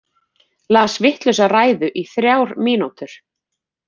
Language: Icelandic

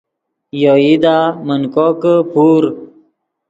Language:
Yidgha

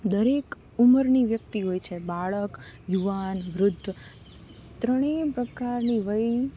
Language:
Gujarati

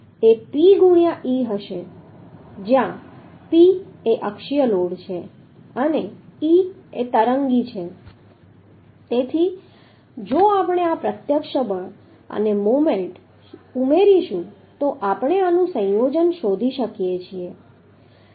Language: Gujarati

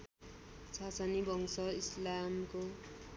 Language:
Nepali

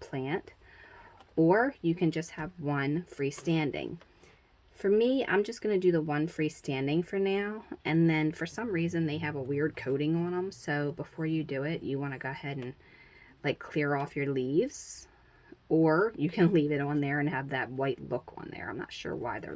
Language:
English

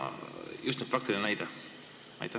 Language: Estonian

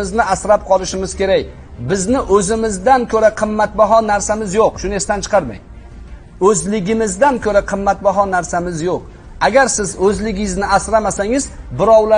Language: Turkish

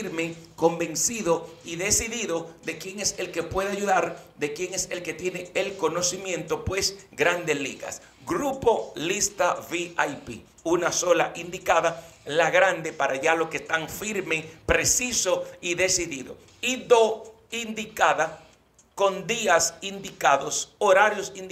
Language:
Spanish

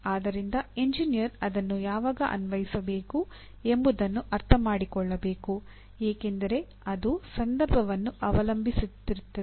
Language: Kannada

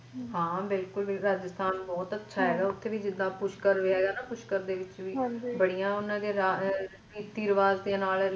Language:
Punjabi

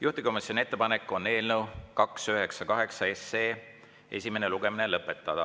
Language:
Estonian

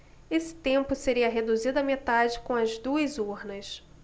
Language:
Portuguese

